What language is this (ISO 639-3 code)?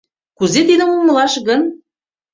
chm